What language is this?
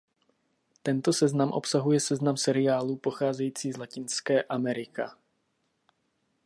Czech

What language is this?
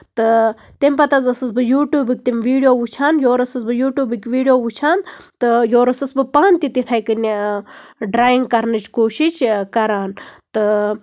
Kashmiri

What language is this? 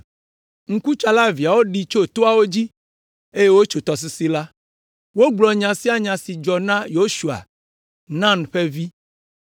Ewe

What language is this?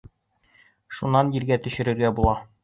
Bashkir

